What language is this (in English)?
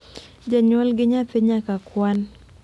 Luo (Kenya and Tanzania)